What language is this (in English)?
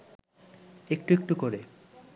Bangla